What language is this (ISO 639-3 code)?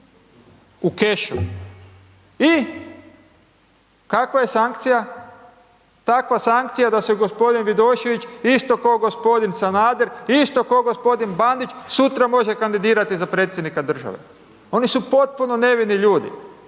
hrv